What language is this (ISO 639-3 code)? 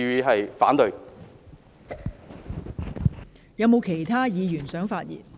yue